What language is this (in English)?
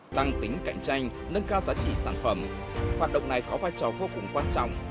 Vietnamese